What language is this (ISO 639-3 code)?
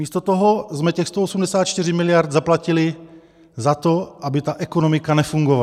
ces